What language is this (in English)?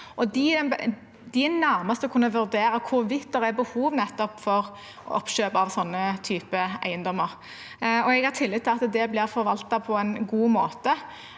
Norwegian